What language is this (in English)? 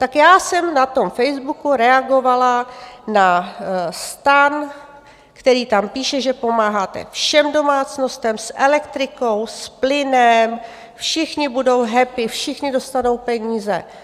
Czech